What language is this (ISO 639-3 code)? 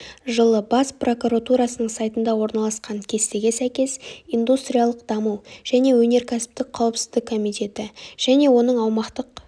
kaz